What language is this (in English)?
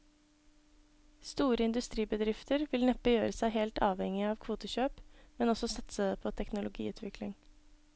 Norwegian